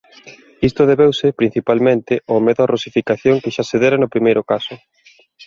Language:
Galician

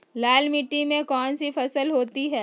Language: Magahi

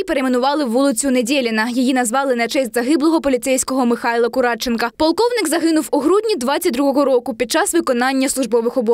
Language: Ukrainian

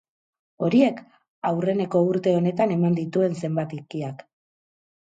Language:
Basque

